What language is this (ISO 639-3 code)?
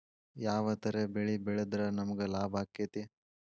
kan